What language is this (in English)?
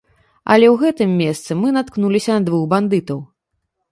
Belarusian